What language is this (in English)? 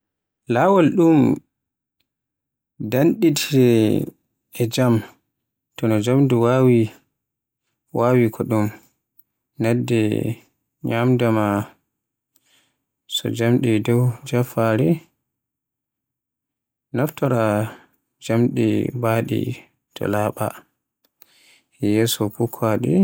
Borgu Fulfulde